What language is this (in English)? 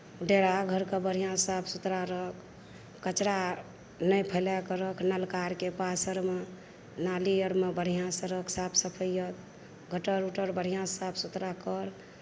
Maithili